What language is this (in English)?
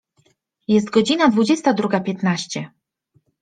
Polish